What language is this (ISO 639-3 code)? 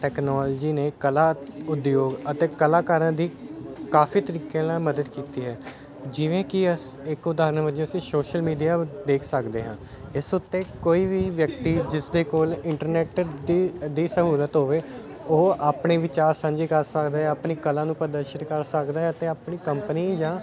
pan